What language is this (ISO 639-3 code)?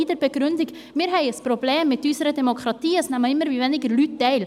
gsw